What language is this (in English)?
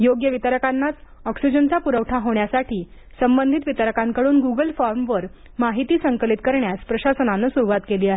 Marathi